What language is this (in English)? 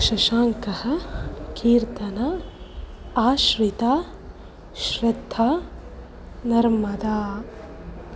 Sanskrit